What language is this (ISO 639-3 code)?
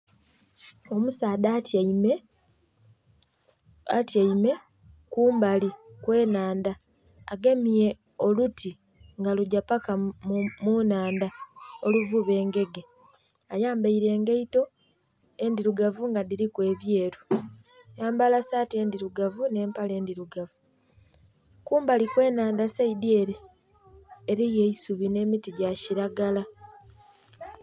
xog